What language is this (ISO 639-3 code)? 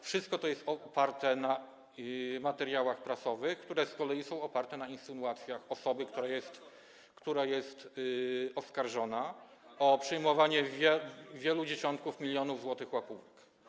pol